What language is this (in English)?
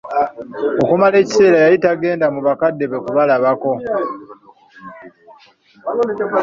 Ganda